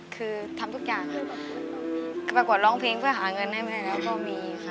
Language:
Thai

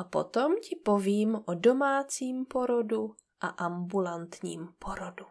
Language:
Czech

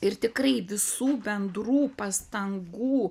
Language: Lithuanian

